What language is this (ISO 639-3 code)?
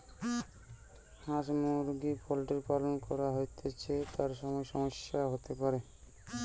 ben